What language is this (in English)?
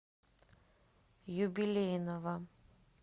Russian